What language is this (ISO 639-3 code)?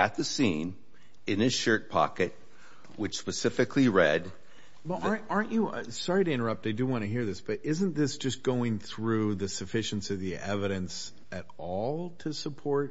eng